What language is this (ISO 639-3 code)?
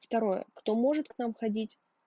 rus